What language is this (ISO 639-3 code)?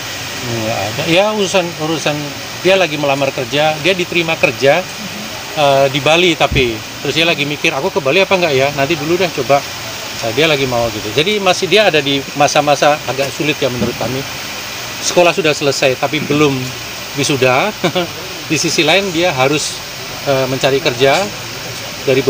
ind